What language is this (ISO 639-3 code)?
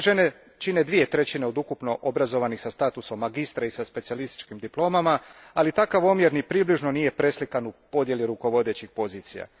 hrv